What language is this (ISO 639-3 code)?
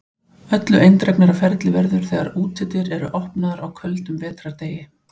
isl